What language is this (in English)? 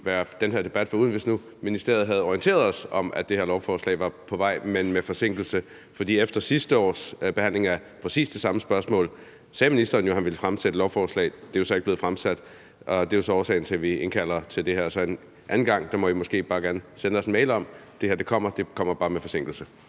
Danish